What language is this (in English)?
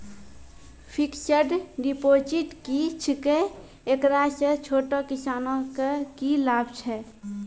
Maithili